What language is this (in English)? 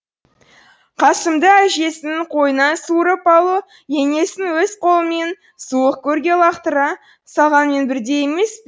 Kazakh